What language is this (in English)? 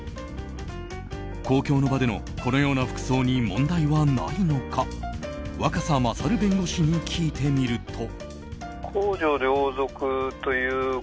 Japanese